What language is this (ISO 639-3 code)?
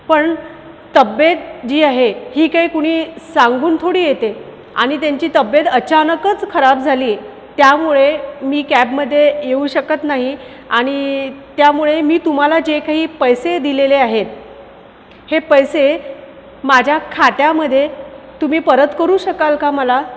mar